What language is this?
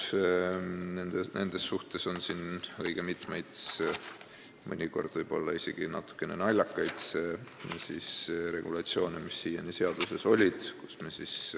Estonian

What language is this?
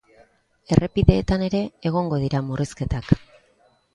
Basque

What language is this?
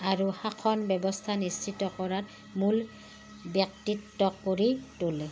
Assamese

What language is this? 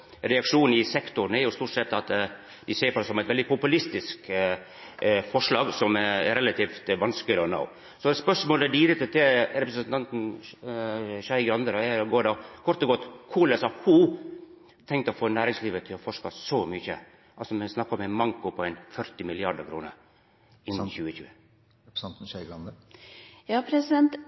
Norwegian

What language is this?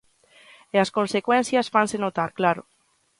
Galician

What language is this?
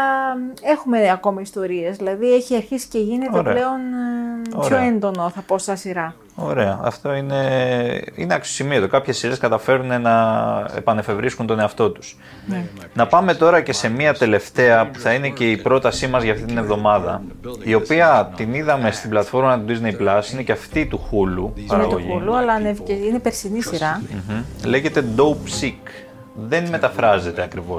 Greek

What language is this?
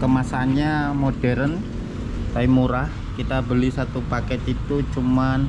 Indonesian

